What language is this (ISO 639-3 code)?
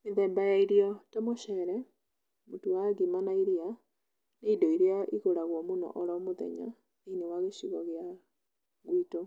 kik